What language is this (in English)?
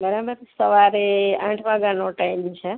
Gujarati